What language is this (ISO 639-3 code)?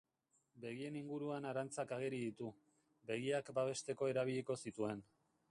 eus